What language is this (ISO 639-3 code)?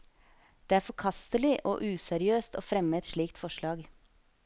nor